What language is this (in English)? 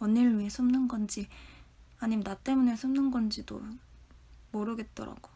Korean